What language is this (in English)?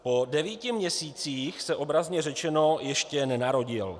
Czech